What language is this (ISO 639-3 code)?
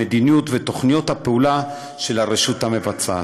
heb